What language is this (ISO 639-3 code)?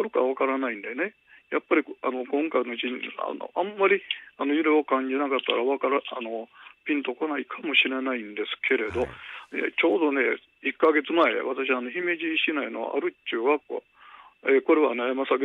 jpn